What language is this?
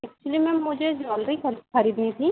Hindi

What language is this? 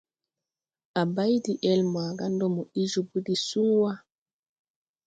Tupuri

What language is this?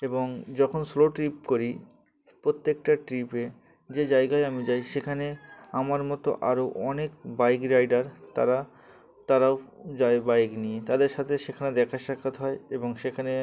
Bangla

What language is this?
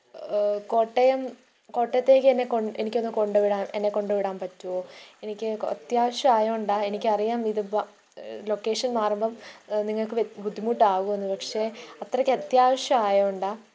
Malayalam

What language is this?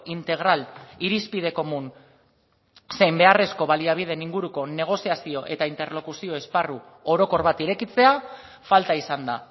Basque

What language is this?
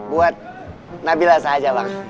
Indonesian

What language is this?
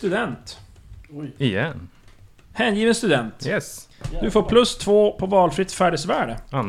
Swedish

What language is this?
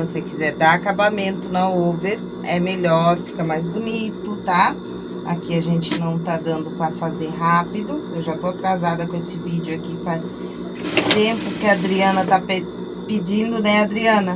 Portuguese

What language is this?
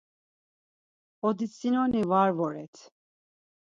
Laz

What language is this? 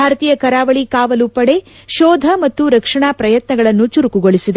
Kannada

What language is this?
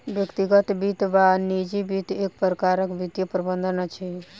Maithili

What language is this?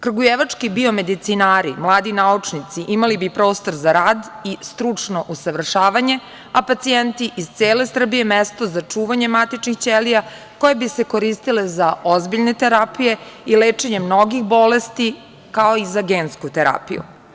Serbian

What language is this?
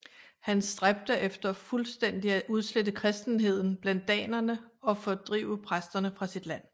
Danish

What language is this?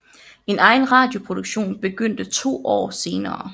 Danish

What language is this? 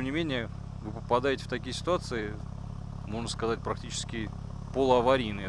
Russian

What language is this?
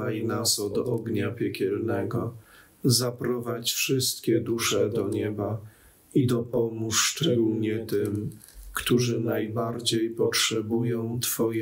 Polish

